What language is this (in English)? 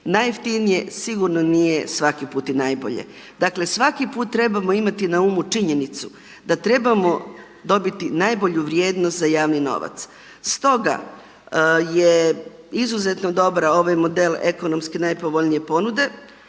Croatian